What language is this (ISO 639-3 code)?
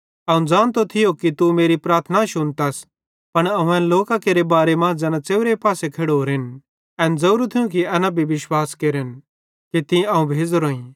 bhd